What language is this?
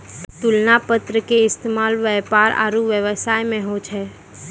Maithili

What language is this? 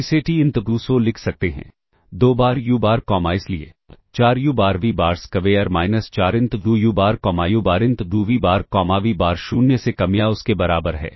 Hindi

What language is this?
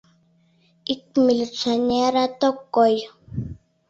Mari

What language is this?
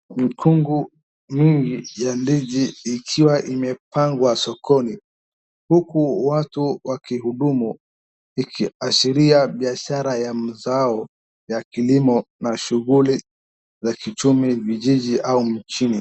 Swahili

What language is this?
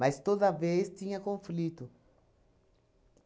Portuguese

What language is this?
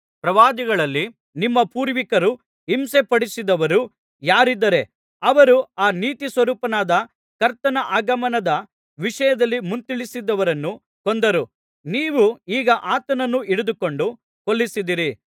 Kannada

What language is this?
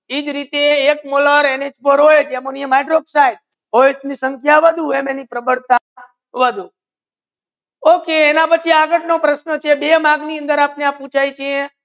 Gujarati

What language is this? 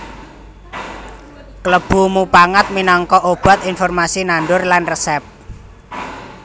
Javanese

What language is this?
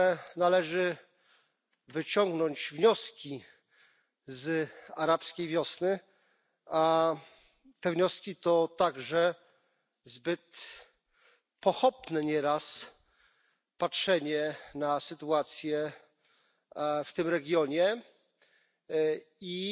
Polish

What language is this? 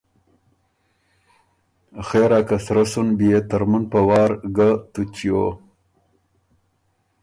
Ormuri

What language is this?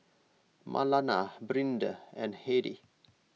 English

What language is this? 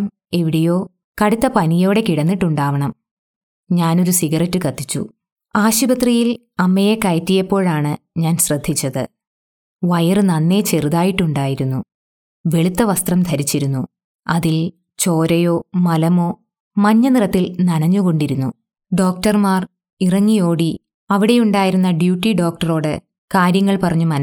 Malayalam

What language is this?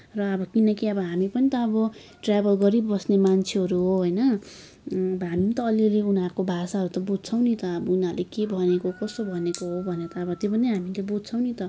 Nepali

